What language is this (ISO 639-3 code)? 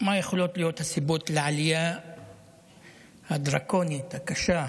heb